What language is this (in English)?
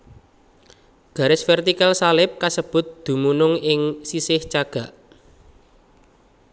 Javanese